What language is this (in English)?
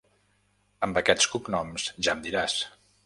Catalan